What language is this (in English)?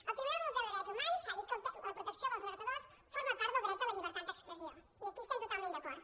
Catalan